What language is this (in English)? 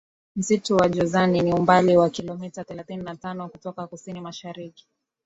Swahili